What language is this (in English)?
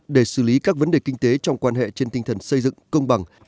Vietnamese